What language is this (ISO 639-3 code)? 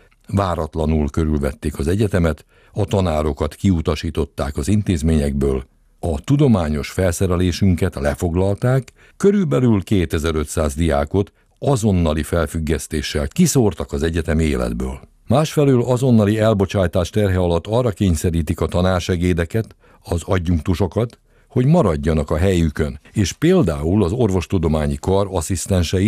hun